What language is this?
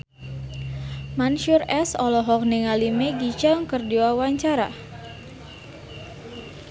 Sundanese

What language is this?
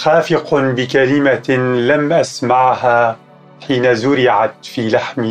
Arabic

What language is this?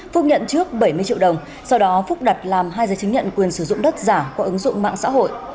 Vietnamese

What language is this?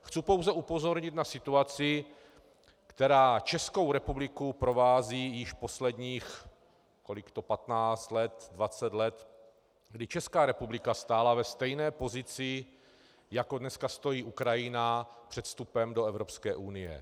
Czech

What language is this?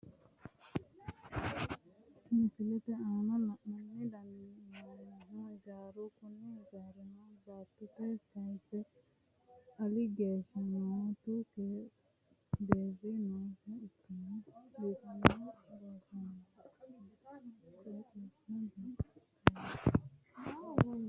Sidamo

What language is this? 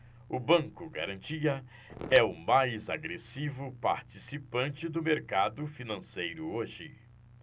Portuguese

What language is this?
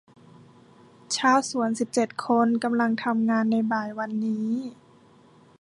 Thai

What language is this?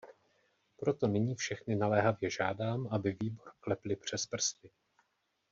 Czech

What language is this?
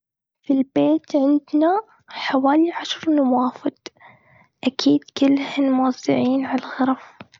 Gulf Arabic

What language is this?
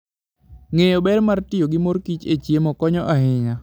Luo (Kenya and Tanzania)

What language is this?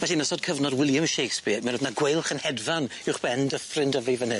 Welsh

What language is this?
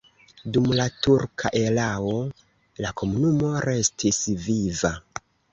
Esperanto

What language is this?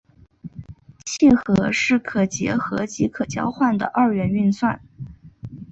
Chinese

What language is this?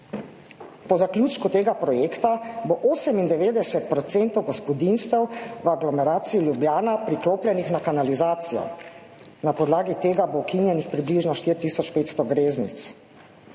Slovenian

